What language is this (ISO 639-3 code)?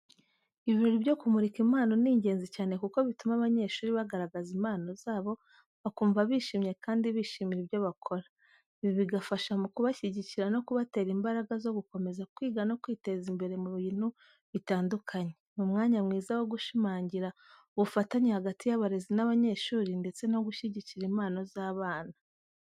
kin